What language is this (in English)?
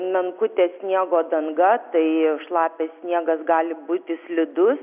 Lithuanian